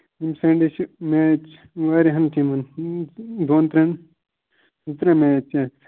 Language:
Kashmiri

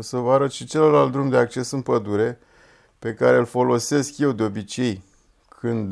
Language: Romanian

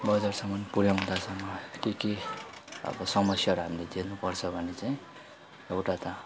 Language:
Nepali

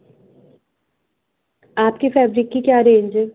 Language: Urdu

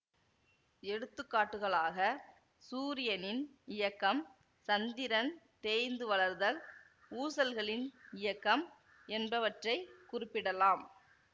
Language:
Tamil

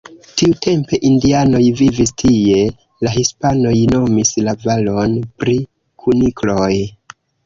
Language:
Esperanto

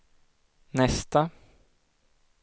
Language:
Swedish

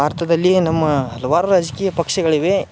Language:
Kannada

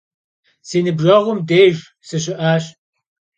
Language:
Kabardian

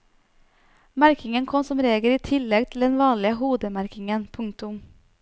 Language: Norwegian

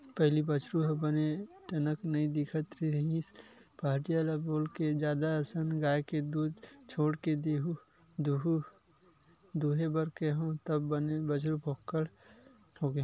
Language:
Chhattisgarhi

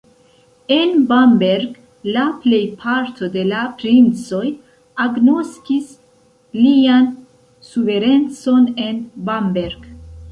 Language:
Esperanto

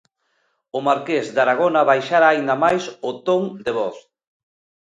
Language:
Galician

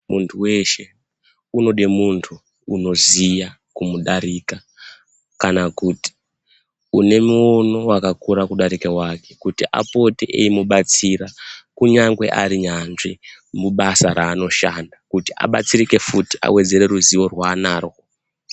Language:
Ndau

